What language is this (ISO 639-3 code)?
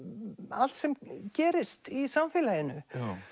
isl